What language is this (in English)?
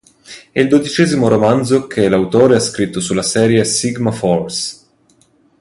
Italian